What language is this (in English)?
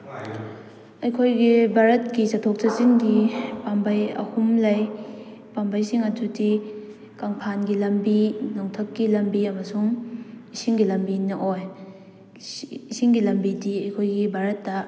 Manipuri